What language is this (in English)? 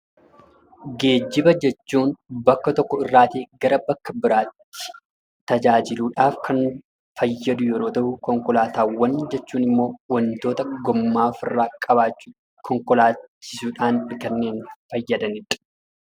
Oromo